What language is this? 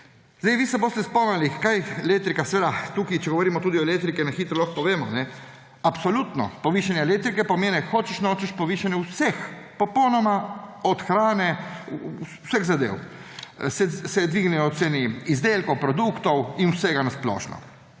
Slovenian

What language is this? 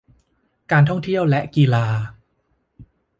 Thai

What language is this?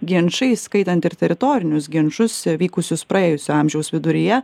Lithuanian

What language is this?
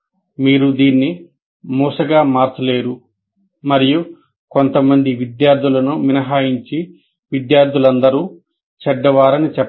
Telugu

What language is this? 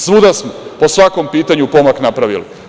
Serbian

